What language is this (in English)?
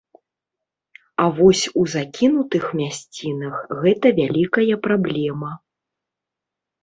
Belarusian